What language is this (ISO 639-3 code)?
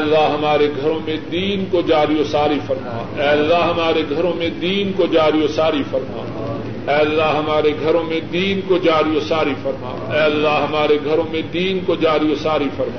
urd